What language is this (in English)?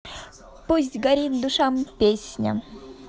Russian